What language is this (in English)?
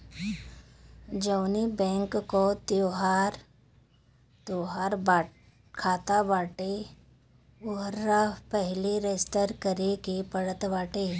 Bhojpuri